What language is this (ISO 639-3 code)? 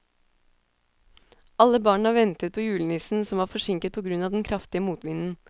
nor